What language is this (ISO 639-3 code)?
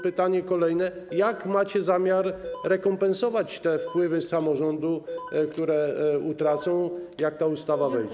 pol